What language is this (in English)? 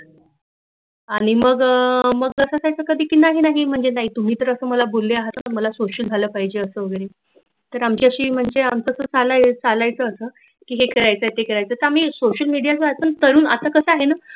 Marathi